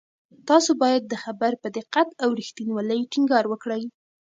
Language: Pashto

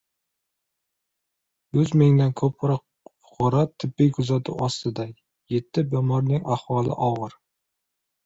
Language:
Uzbek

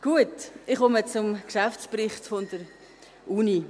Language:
Swiss German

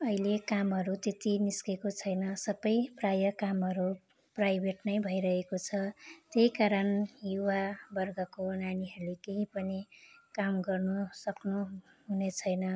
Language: Nepali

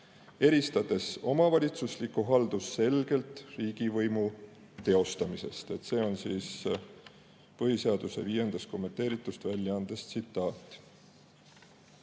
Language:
Estonian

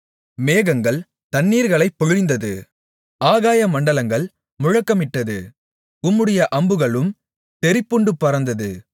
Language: Tamil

